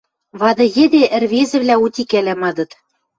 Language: Western Mari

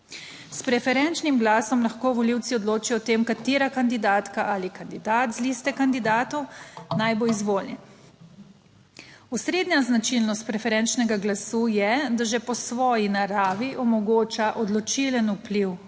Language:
Slovenian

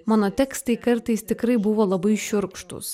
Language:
Lithuanian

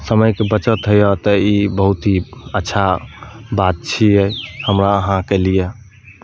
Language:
Maithili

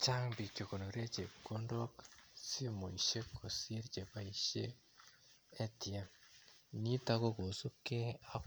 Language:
Kalenjin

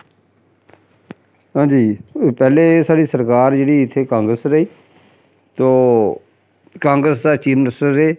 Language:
Dogri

